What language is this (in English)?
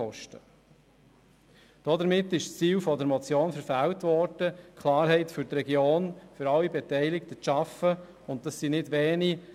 Swiss German